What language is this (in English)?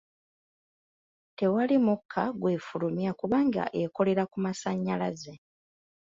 Ganda